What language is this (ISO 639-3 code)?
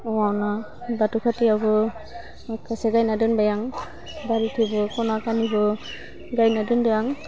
brx